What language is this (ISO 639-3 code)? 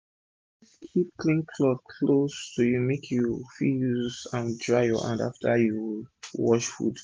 pcm